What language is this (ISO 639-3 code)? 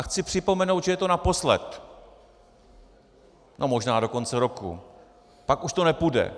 ces